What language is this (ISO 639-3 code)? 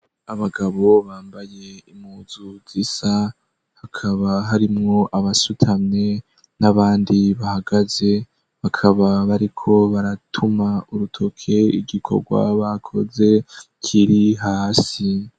run